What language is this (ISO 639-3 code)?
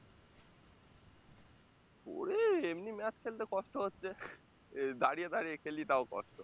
ben